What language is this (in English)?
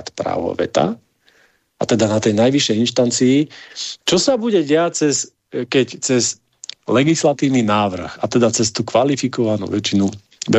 Slovak